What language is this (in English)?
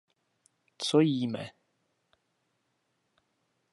Czech